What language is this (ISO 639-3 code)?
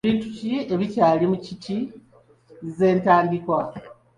lug